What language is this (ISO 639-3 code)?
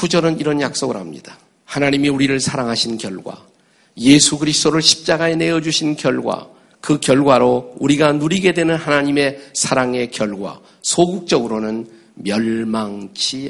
kor